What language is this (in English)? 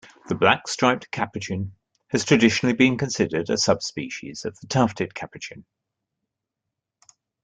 English